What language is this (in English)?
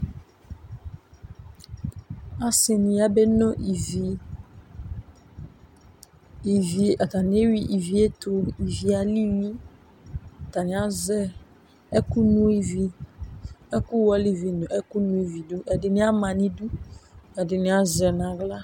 Ikposo